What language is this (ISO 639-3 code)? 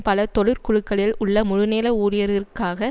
tam